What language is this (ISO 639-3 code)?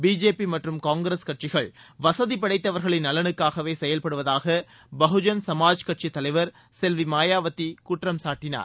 tam